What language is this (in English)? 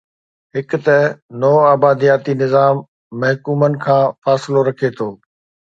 Sindhi